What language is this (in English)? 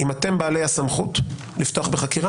Hebrew